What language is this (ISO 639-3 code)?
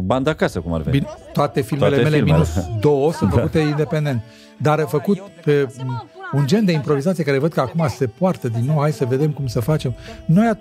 ron